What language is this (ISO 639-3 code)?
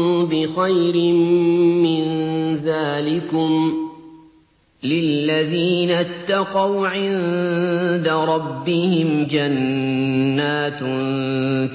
ara